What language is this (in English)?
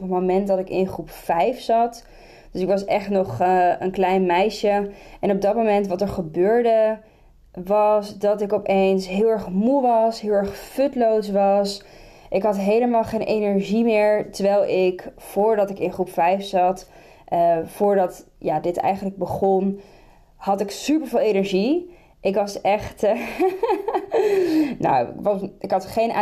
Dutch